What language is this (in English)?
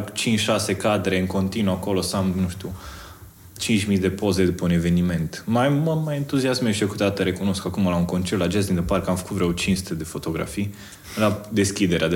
Romanian